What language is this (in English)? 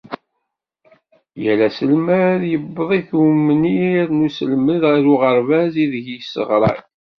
Kabyle